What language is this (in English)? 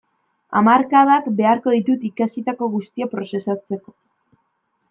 Basque